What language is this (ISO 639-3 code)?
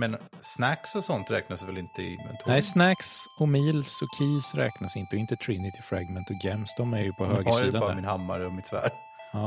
swe